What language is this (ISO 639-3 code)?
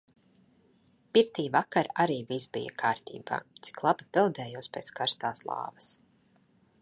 lav